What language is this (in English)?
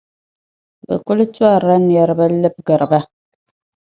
Dagbani